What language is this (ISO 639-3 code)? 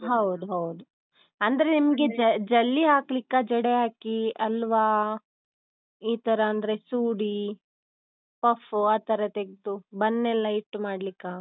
kan